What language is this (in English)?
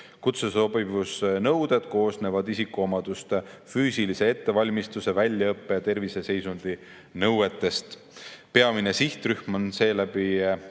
Estonian